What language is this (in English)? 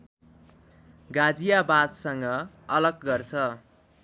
Nepali